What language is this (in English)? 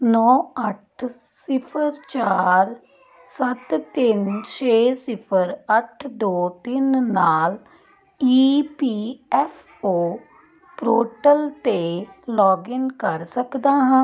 Punjabi